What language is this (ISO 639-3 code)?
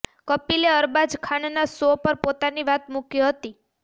guj